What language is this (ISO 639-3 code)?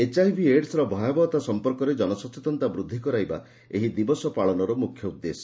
ori